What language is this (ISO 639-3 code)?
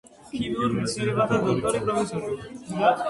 kat